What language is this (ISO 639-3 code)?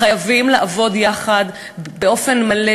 heb